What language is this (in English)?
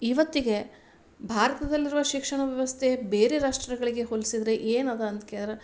Kannada